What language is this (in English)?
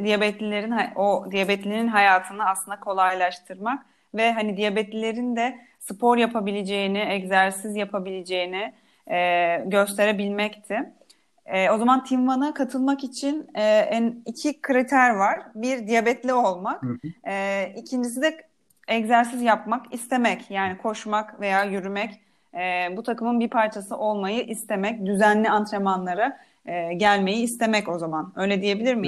Turkish